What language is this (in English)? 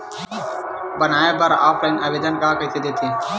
Chhattisgarhi